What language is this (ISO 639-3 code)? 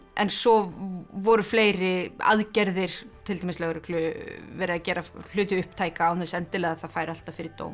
isl